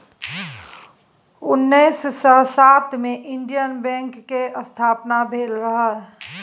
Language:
Maithili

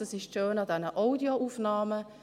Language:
Swiss German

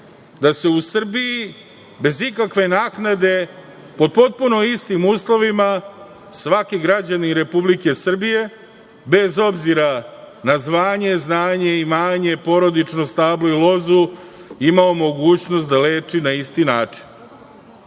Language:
Serbian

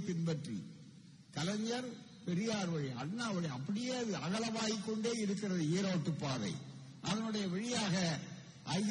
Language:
Tamil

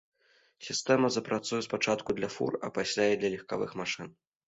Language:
Belarusian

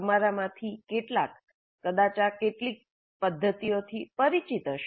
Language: Gujarati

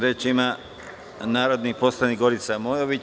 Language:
Serbian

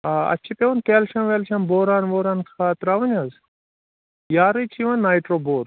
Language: Kashmiri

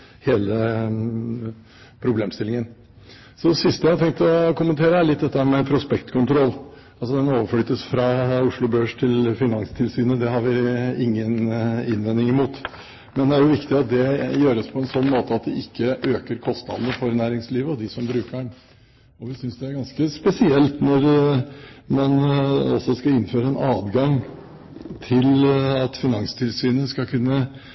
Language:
Norwegian Bokmål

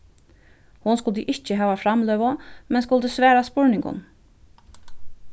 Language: Faroese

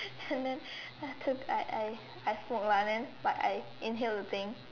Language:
English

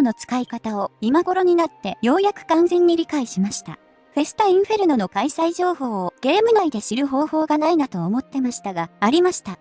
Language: Japanese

